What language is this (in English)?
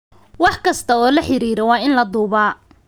Somali